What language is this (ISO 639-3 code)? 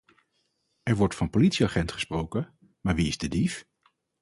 nld